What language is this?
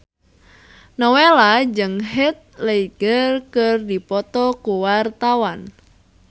Sundanese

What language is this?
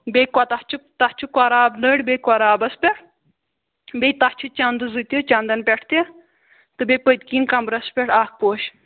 Kashmiri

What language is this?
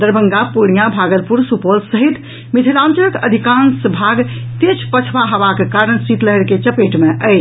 Maithili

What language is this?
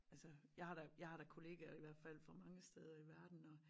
Danish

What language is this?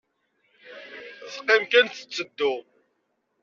Kabyle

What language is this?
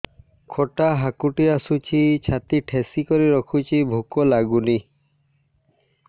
Odia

